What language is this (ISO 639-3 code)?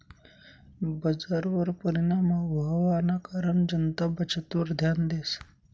mar